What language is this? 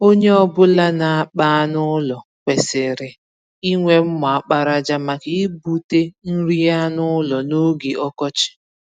Igbo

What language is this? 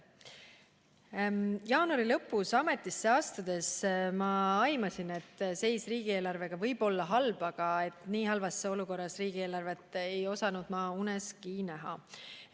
Estonian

